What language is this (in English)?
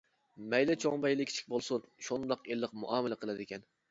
Uyghur